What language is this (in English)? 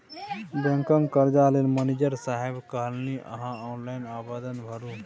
Maithili